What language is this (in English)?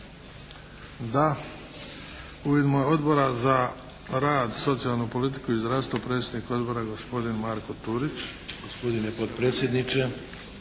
Croatian